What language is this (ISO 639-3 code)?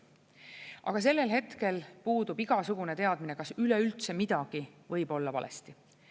est